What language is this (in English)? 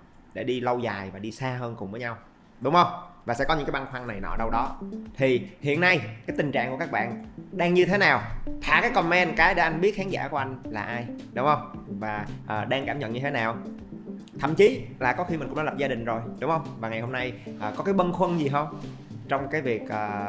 Vietnamese